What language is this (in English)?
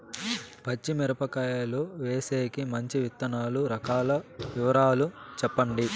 Telugu